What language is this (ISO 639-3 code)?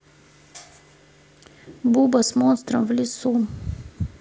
rus